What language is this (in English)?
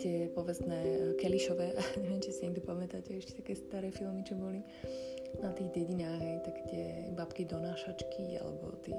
Slovak